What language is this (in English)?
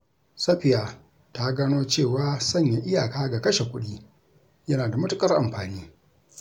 Hausa